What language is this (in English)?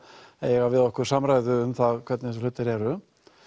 Icelandic